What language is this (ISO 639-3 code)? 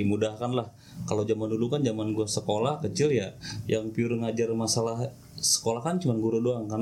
ind